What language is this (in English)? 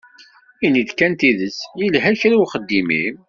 Kabyle